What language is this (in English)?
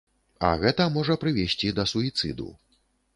Belarusian